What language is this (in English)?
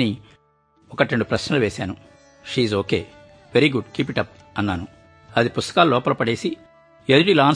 Telugu